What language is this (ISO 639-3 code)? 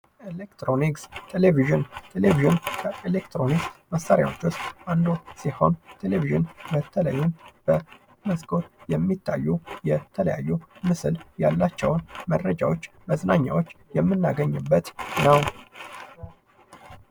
amh